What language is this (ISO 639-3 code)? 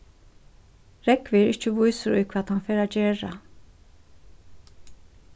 fao